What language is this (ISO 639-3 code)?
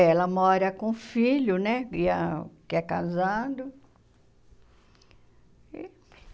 por